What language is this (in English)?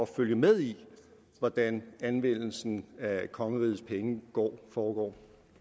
Danish